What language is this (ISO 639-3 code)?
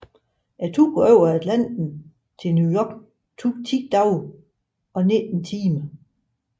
dan